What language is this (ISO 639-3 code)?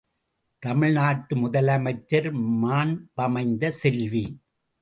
tam